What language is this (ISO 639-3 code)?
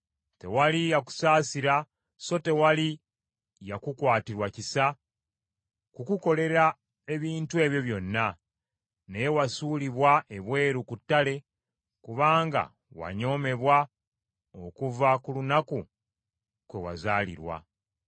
lug